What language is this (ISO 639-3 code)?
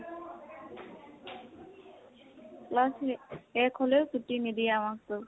asm